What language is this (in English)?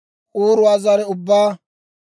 Dawro